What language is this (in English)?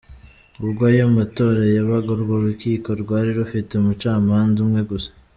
Kinyarwanda